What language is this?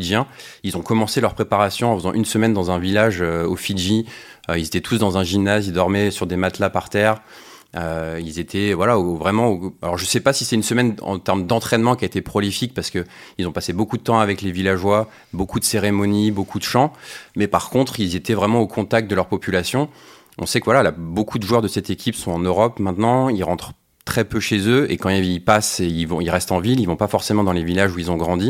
French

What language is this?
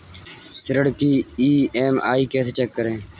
Hindi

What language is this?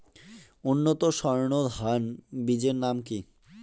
Bangla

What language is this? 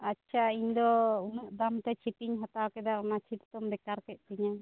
Santali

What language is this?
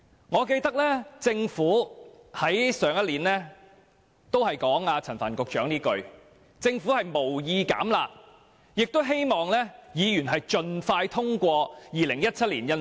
Cantonese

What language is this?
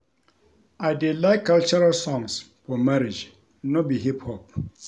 Nigerian Pidgin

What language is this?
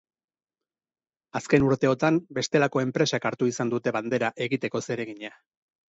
Basque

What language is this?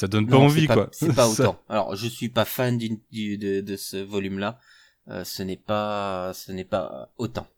French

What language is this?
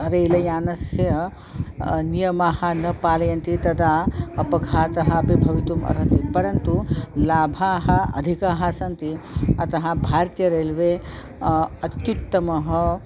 Sanskrit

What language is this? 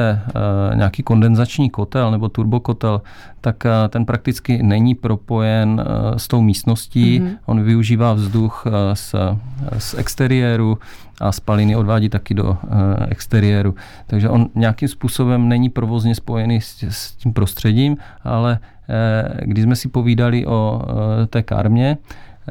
Czech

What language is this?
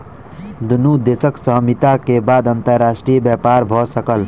Maithili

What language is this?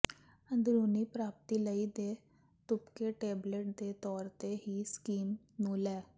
Punjabi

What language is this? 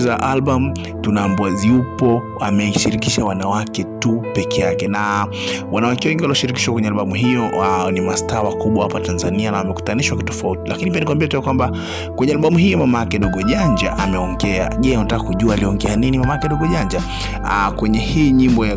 Swahili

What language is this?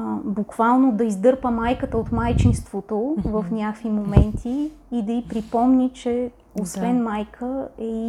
Bulgarian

